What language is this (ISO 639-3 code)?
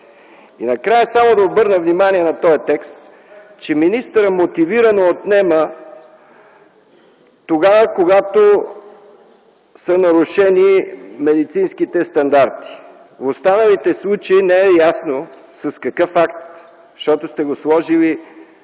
bul